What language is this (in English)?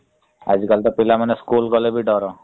Odia